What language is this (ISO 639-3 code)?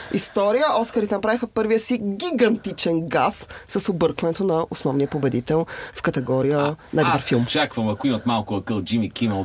bul